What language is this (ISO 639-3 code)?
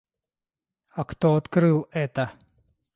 rus